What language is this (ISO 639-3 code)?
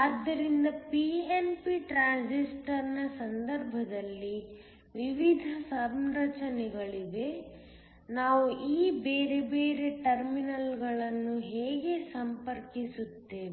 kan